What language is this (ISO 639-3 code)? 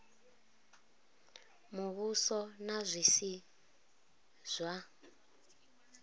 ven